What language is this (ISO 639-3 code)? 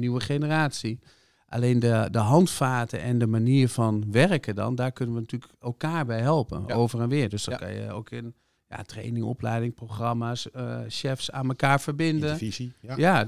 nld